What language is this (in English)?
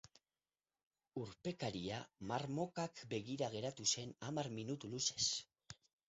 Basque